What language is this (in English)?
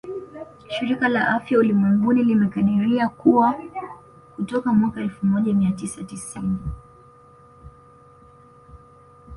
Swahili